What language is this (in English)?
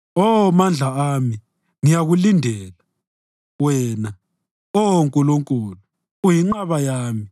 North Ndebele